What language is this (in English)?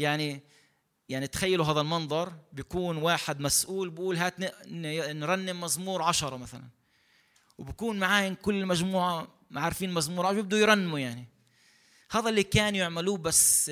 Arabic